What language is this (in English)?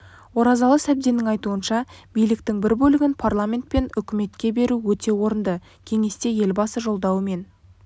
Kazakh